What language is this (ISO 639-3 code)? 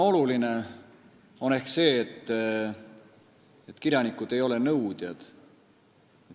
est